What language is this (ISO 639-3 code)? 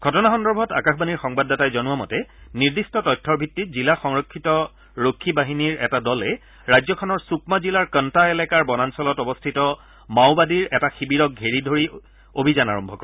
asm